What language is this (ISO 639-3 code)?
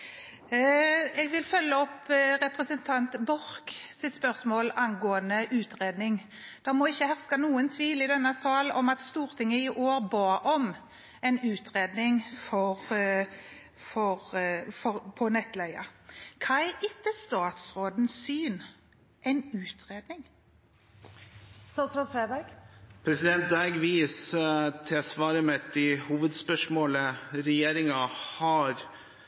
nob